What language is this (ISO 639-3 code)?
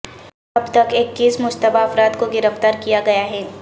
urd